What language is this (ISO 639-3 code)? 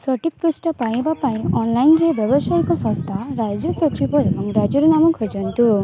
ori